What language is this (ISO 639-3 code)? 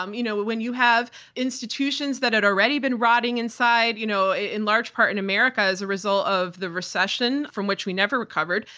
eng